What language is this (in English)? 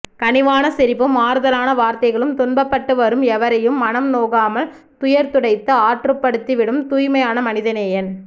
Tamil